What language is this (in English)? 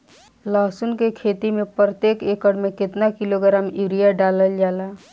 Bhojpuri